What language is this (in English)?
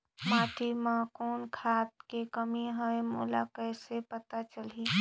Chhattisgarhi